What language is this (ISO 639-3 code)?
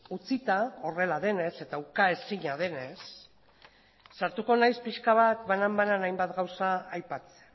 eus